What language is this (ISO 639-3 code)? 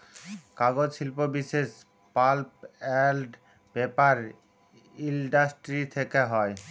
ben